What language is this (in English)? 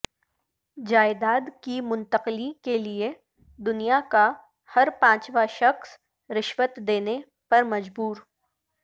Urdu